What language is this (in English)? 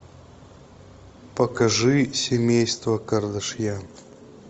Russian